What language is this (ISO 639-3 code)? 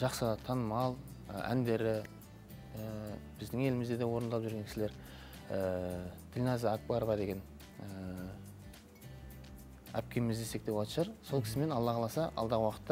tur